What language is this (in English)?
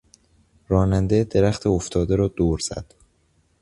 Persian